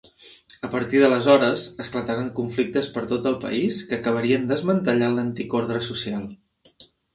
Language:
Catalan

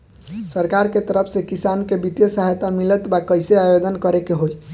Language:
Bhojpuri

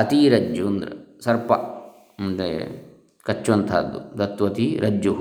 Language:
Kannada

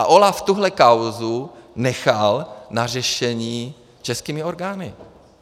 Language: Czech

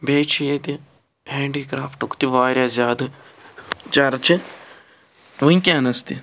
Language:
Kashmiri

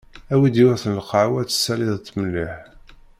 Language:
Kabyle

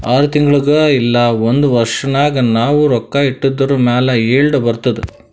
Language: Kannada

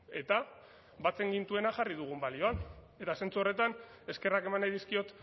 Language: Basque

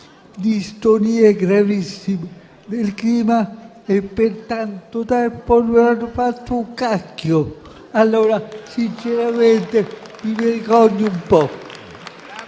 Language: Italian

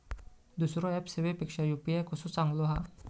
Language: Marathi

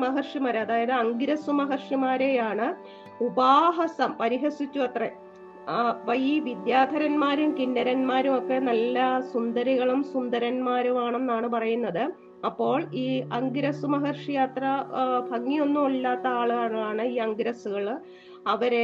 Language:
Malayalam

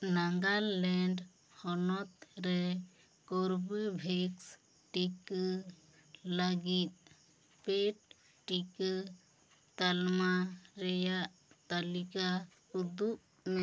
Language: Santali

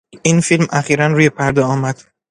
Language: Persian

